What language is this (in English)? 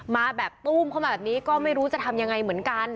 Thai